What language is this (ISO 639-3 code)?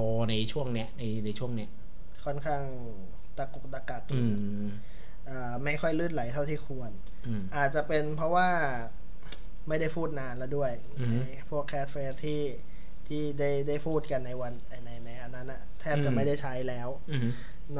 tha